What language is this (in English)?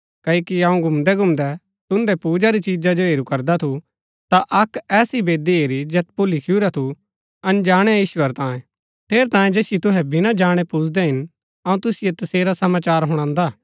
Gaddi